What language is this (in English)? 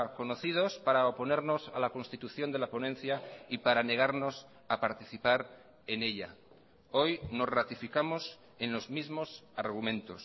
Spanish